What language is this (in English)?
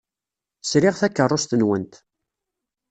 Kabyle